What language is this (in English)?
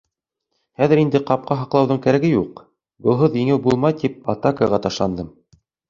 Bashkir